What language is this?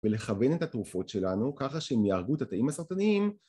Hebrew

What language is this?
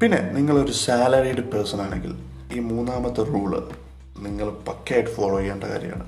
Malayalam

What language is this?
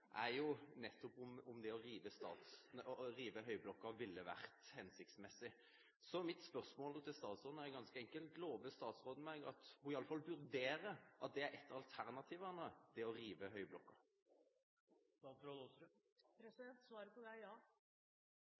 Norwegian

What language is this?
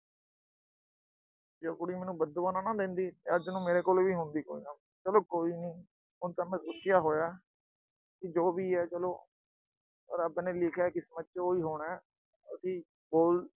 Punjabi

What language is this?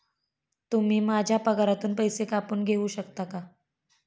Marathi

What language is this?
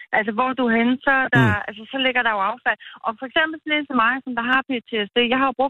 Danish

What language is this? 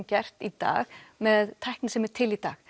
Icelandic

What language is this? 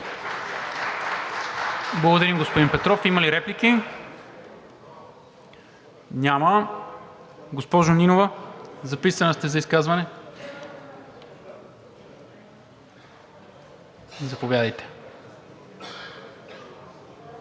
Bulgarian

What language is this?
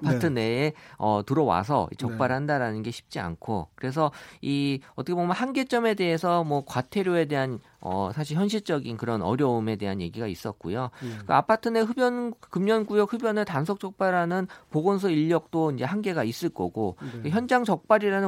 Korean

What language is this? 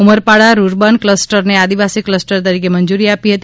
Gujarati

